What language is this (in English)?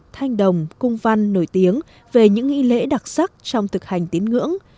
Vietnamese